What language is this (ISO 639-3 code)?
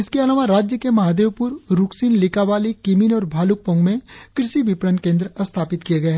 hin